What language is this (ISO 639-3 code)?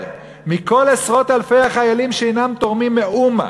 heb